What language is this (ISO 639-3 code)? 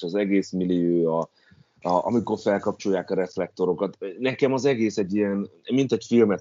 hun